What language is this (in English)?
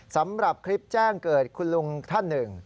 Thai